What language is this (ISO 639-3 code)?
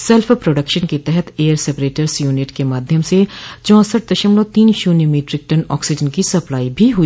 hin